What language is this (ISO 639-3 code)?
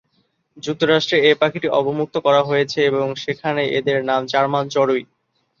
ben